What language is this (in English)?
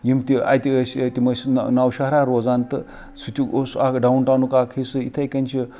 Kashmiri